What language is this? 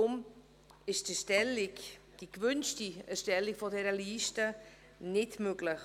Swiss German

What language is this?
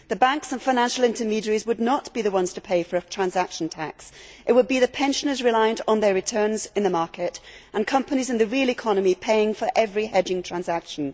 English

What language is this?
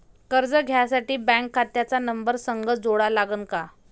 Marathi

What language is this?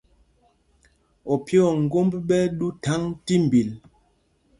Mpumpong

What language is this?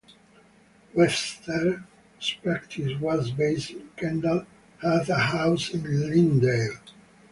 English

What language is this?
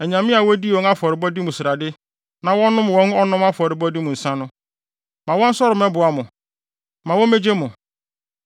Akan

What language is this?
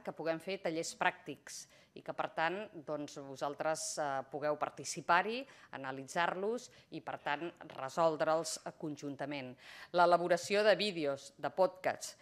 Spanish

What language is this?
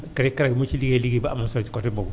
Wolof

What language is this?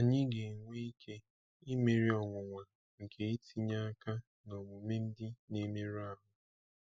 Igbo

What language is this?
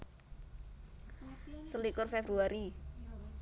Javanese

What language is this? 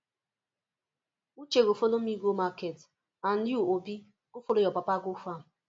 Nigerian Pidgin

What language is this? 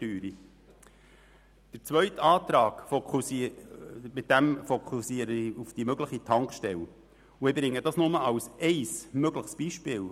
Swiss German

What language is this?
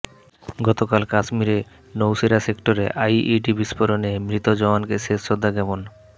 Bangla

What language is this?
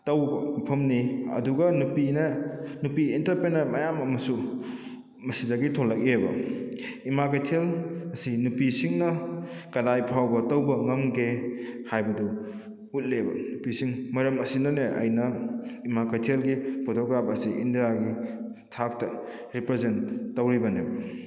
Manipuri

